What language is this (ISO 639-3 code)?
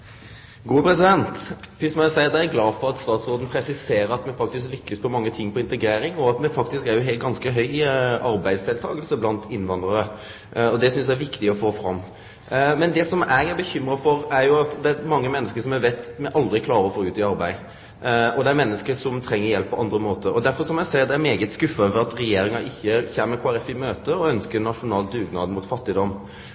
nno